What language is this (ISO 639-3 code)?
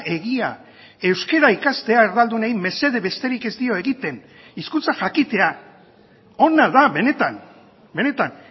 eus